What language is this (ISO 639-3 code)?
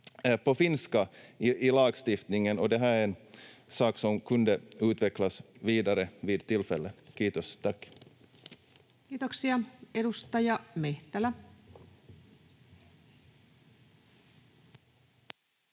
fin